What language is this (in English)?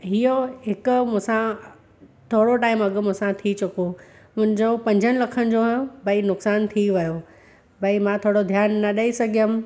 Sindhi